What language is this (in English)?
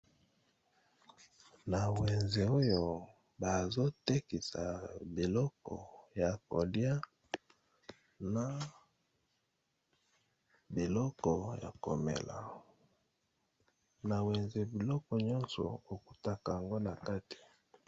Lingala